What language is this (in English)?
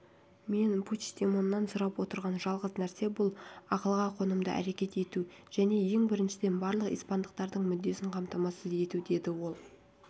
Kazakh